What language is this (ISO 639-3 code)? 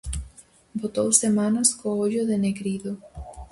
glg